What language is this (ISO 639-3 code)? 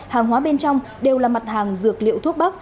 vie